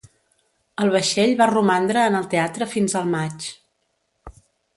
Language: Catalan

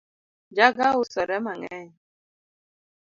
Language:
Luo (Kenya and Tanzania)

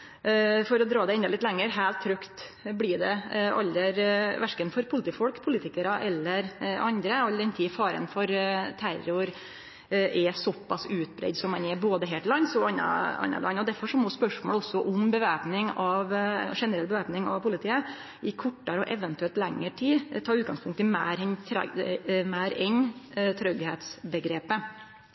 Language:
Norwegian Nynorsk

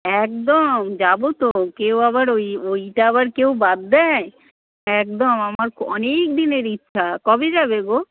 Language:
Bangla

